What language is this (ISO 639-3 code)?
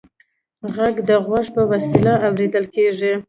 pus